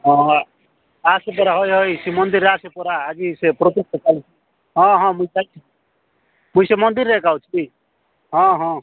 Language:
Odia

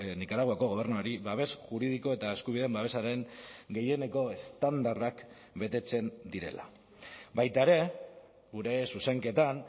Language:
Basque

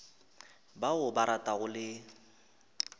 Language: Northern Sotho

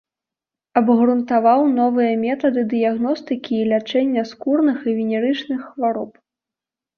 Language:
Belarusian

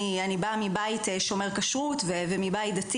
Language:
Hebrew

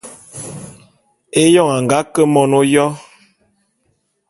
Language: Bulu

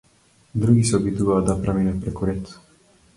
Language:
Macedonian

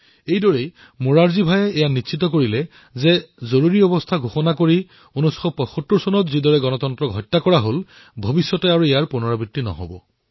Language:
Assamese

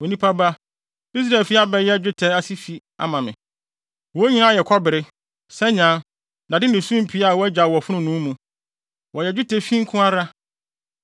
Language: Akan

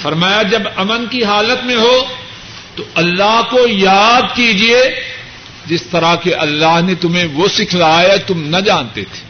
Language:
Urdu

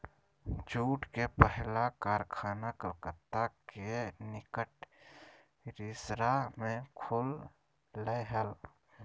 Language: Magahi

